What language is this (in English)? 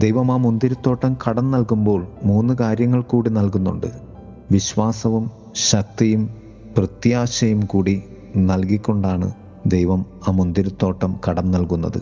Malayalam